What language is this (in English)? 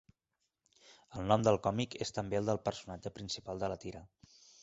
Catalan